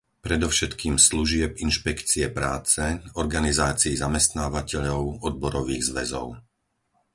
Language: Slovak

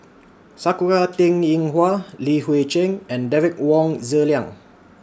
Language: English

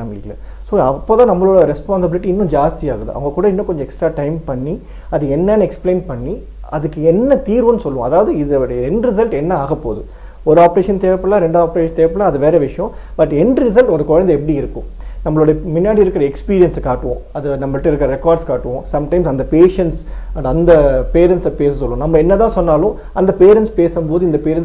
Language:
Tamil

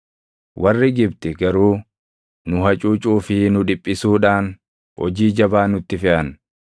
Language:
Oromo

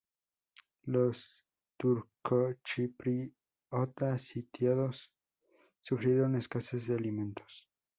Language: Spanish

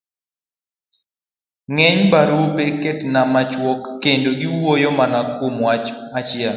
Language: Luo (Kenya and Tanzania)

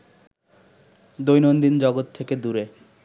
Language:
Bangla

